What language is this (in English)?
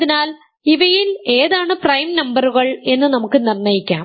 Malayalam